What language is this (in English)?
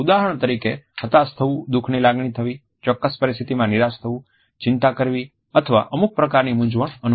Gujarati